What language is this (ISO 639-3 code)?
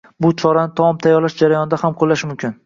uzb